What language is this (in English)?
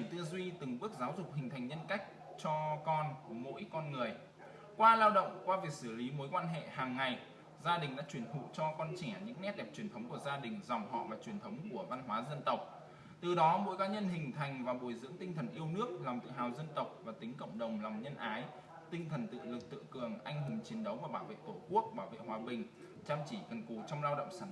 Vietnamese